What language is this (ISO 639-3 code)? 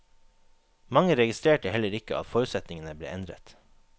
nor